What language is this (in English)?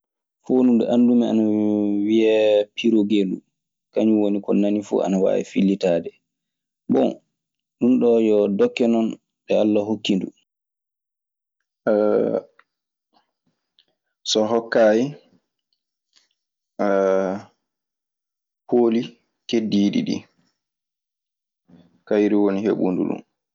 Maasina Fulfulde